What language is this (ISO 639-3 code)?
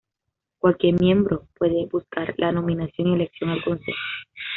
spa